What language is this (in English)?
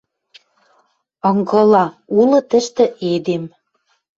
Western Mari